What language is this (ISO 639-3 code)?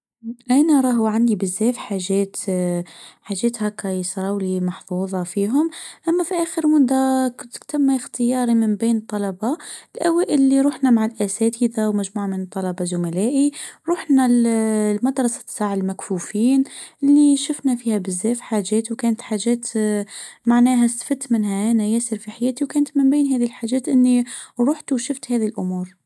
aeb